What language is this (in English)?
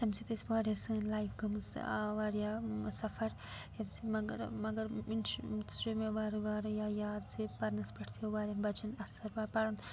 Kashmiri